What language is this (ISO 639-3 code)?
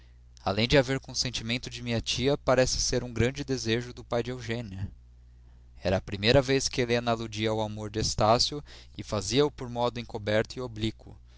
por